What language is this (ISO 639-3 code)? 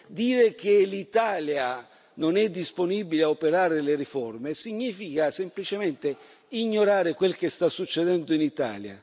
ita